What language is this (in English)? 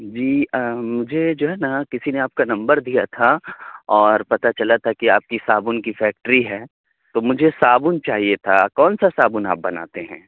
Urdu